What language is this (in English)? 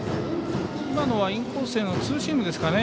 Japanese